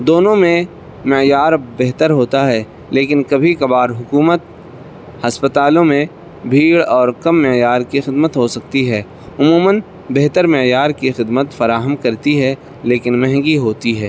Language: Urdu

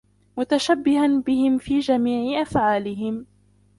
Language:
Arabic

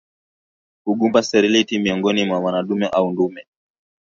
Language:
Swahili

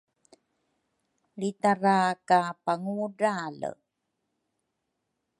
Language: Rukai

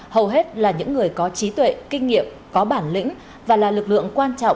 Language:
Vietnamese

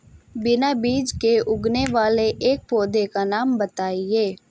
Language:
Hindi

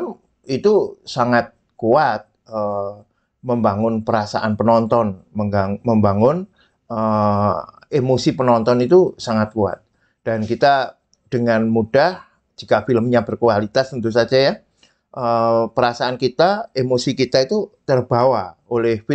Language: Indonesian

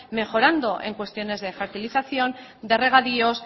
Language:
Spanish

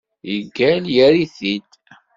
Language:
Kabyle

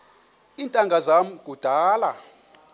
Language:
Xhosa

